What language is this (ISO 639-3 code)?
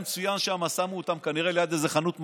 heb